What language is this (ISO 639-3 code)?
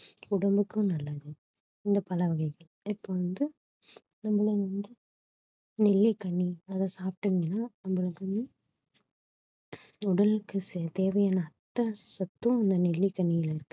tam